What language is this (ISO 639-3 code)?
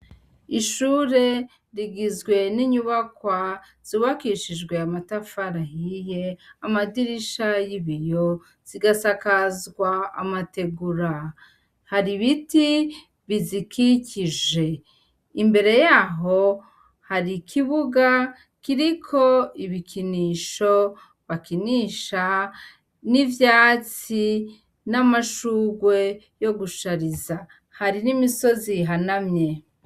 run